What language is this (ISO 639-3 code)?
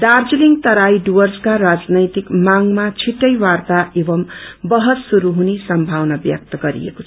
nep